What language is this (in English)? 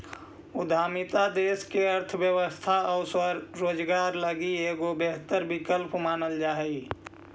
Magahi